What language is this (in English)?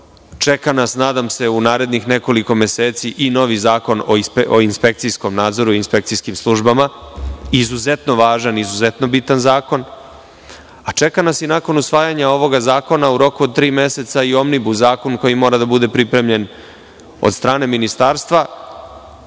Serbian